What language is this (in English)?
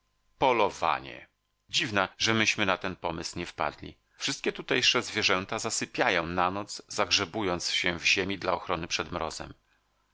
Polish